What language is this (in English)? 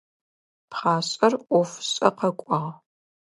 Adyghe